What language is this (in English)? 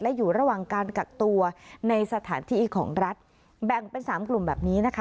Thai